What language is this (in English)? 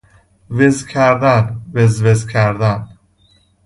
Persian